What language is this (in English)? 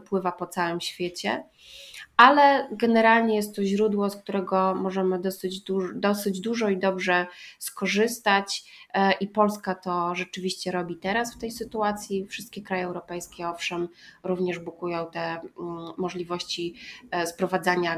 Polish